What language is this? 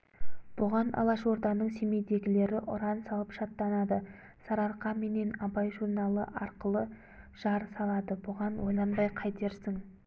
Kazakh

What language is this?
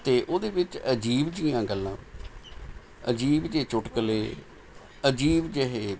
Punjabi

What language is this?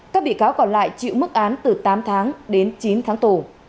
Vietnamese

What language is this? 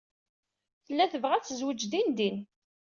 Kabyle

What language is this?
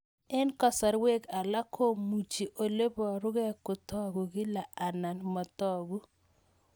Kalenjin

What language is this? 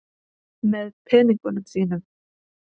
Icelandic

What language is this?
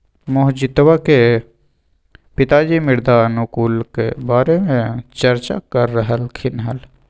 Magahi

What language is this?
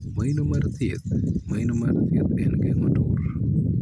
Luo (Kenya and Tanzania)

